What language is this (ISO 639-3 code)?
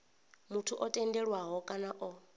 ven